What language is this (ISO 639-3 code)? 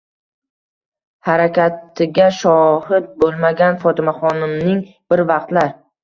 uzb